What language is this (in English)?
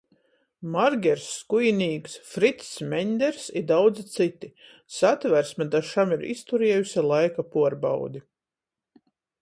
Latgalian